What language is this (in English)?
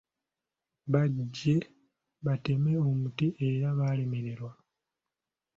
Ganda